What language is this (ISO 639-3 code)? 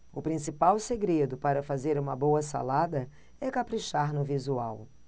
por